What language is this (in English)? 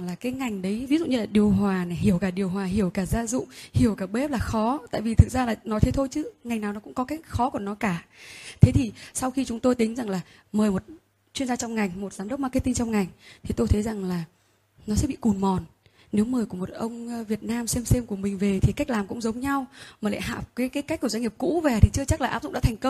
Vietnamese